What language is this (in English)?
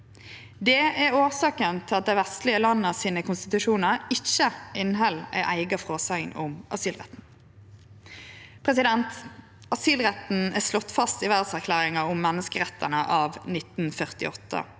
Norwegian